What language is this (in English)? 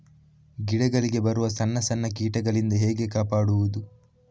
Kannada